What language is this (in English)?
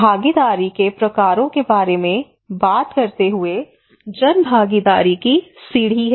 Hindi